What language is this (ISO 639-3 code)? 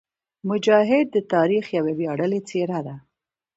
pus